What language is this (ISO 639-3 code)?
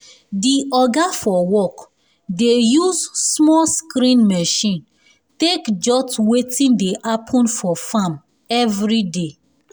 pcm